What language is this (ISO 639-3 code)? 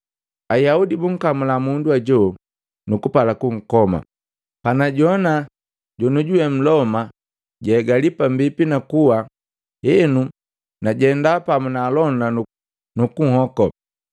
mgv